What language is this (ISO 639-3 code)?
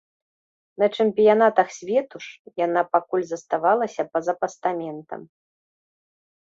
bel